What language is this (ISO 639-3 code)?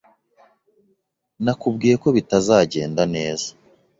kin